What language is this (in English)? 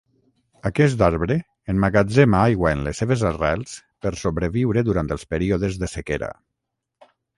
Catalan